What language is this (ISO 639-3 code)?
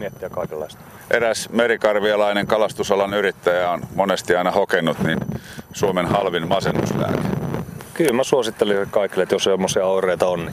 fin